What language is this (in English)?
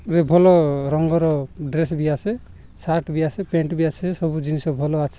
Odia